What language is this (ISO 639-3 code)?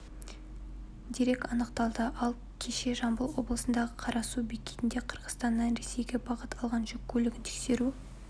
kaz